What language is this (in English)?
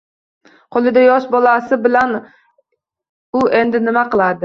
Uzbek